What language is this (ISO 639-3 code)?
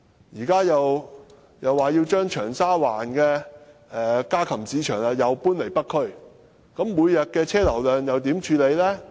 yue